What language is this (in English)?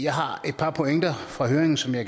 Danish